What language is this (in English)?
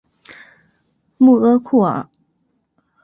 Chinese